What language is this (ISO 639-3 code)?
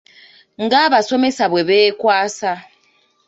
lug